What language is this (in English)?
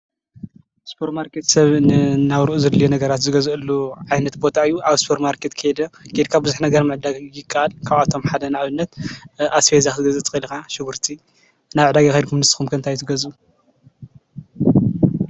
Tigrinya